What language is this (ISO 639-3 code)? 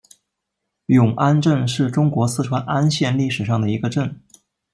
zho